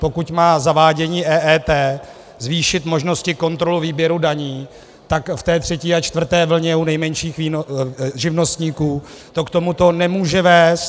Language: Czech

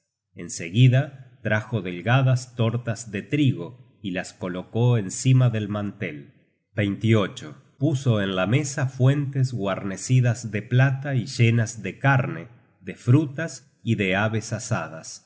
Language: Spanish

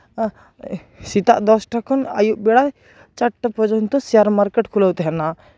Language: Santali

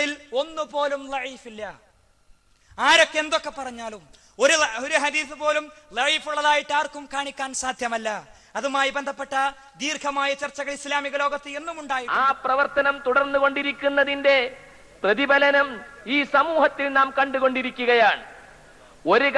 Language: Malayalam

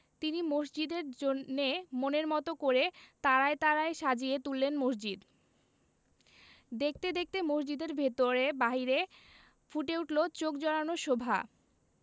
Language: Bangla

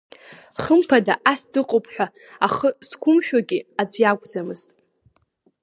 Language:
Abkhazian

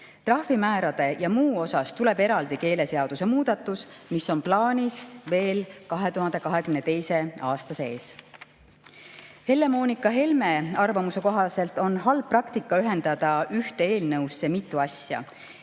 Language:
Estonian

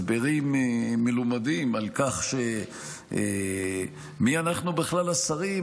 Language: Hebrew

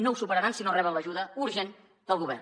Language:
Catalan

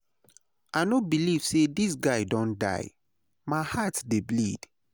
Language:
Nigerian Pidgin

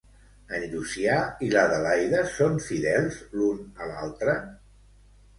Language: Catalan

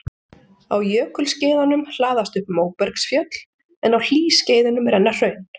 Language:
Icelandic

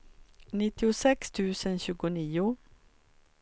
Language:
Swedish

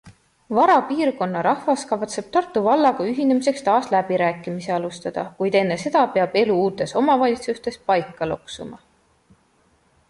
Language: Estonian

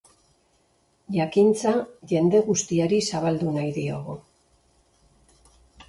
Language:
Basque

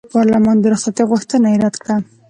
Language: Pashto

